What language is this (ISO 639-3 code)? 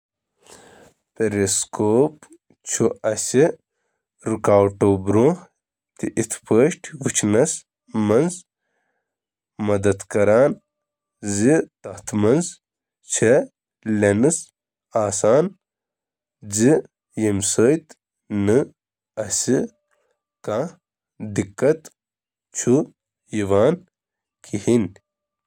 kas